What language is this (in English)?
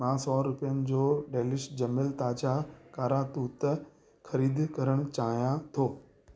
Sindhi